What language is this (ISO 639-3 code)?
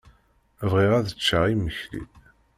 kab